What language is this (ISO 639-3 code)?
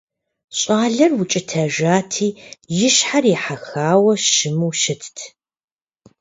kbd